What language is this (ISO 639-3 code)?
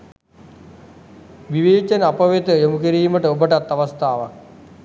sin